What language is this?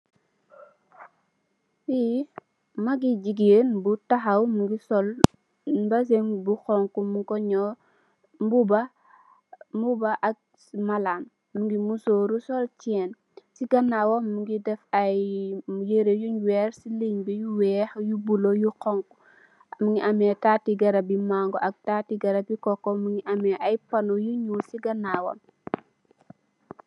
Wolof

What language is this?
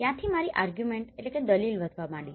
Gujarati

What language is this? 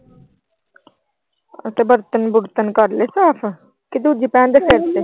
Punjabi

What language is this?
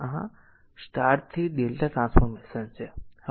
Gujarati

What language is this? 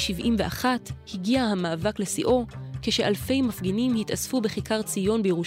Hebrew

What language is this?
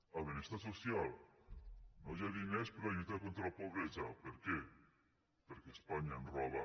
Catalan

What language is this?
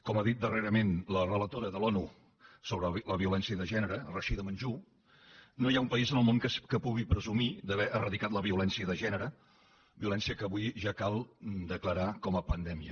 Catalan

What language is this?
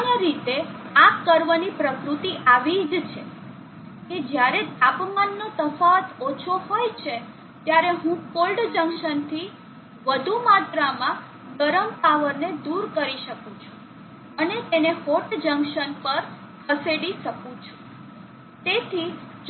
Gujarati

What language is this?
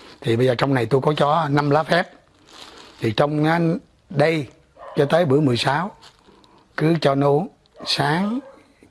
Vietnamese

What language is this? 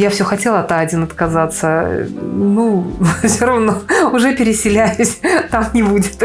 Russian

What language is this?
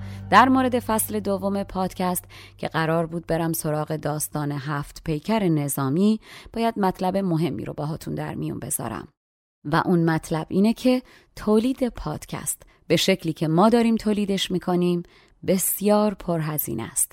Persian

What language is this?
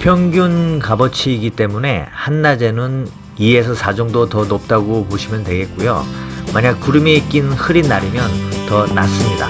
Korean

